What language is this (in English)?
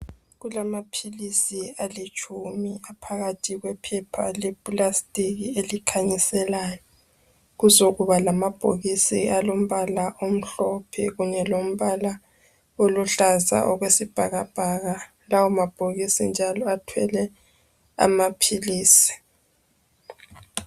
North Ndebele